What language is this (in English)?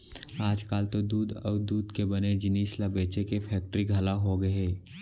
Chhattisgarhi